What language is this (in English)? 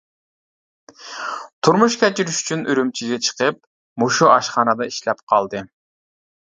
Uyghur